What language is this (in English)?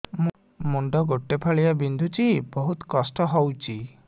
Odia